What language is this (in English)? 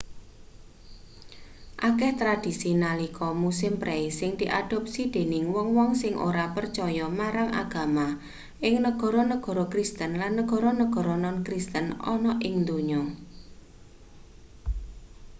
Javanese